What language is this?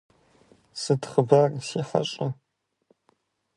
Kabardian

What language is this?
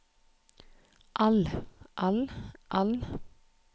Norwegian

